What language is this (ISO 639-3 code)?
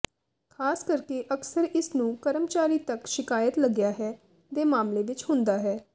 pan